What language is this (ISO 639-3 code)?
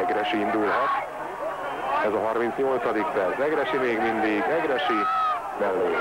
hun